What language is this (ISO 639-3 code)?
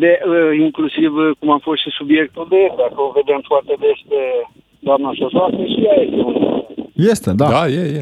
ron